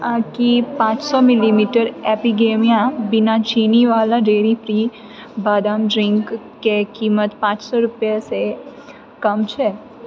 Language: Maithili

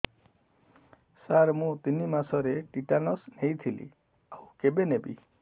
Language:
Odia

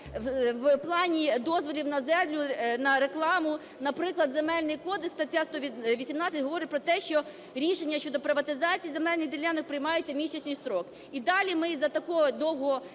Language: Ukrainian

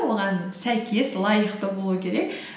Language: Kazakh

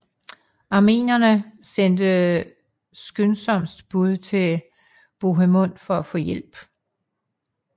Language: Danish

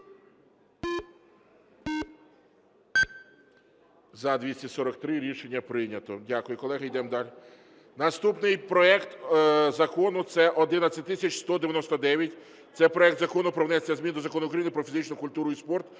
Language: Ukrainian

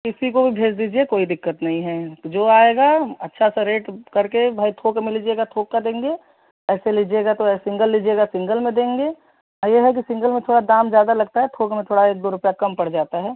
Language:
Hindi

